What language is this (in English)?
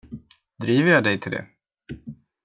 Swedish